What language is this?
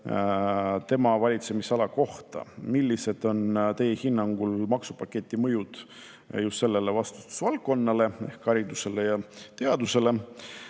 Estonian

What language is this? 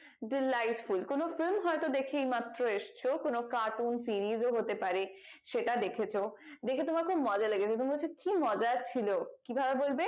Bangla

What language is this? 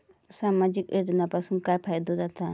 Marathi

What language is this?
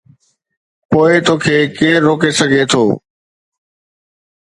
Sindhi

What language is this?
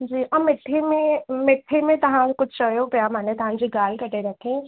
Sindhi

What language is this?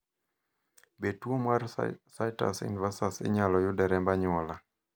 Luo (Kenya and Tanzania)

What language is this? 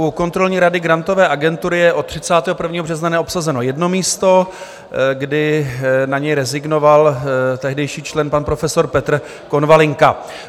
Czech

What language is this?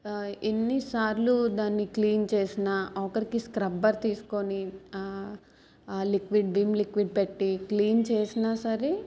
Telugu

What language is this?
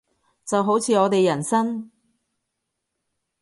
Cantonese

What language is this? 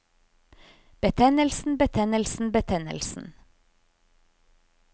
Norwegian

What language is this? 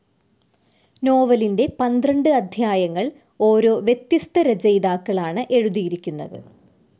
Malayalam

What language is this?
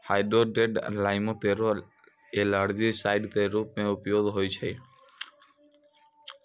Maithili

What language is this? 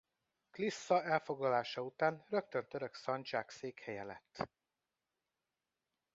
Hungarian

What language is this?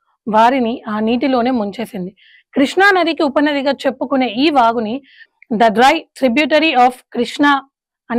Telugu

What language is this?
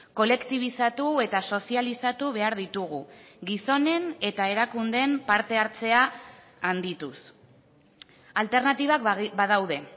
Basque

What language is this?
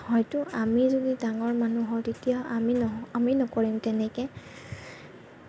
Assamese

